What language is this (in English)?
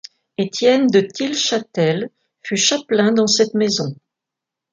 French